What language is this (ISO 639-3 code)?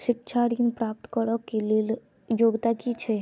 mai